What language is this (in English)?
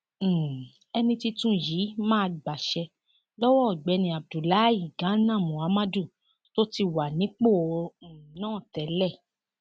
Yoruba